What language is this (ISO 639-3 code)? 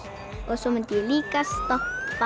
isl